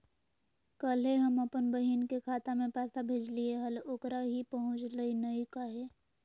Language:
Magahi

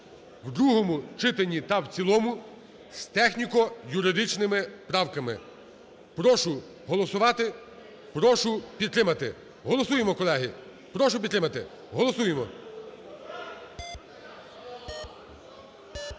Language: Ukrainian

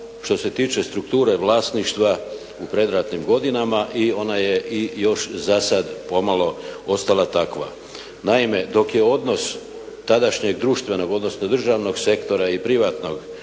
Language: Croatian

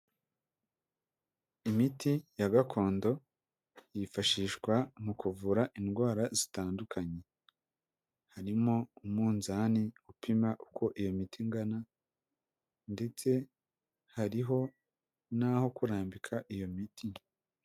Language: Kinyarwanda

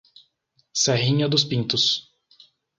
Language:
Portuguese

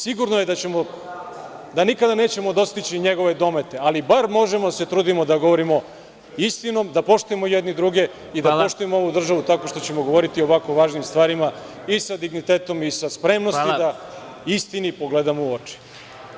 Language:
Serbian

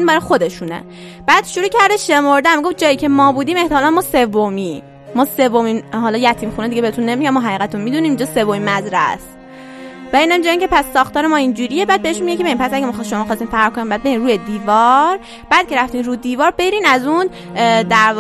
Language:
Persian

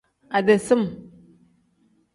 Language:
Tem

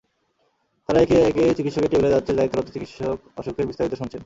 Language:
Bangla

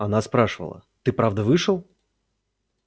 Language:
Russian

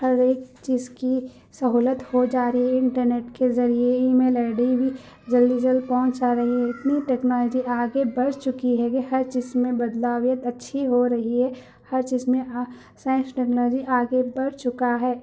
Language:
Urdu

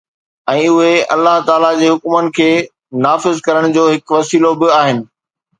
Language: Sindhi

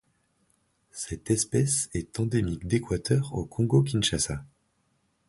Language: French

